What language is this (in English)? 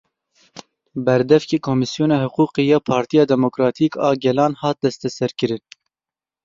Kurdish